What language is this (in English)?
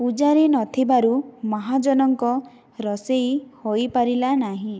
Odia